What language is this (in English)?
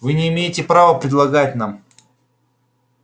Russian